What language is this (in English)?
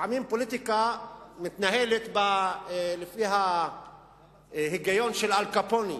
Hebrew